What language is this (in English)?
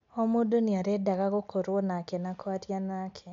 Kikuyu